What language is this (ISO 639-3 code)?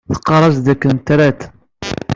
kab